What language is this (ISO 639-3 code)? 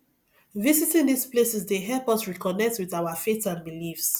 pcm